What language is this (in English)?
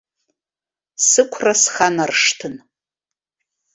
Abkhazian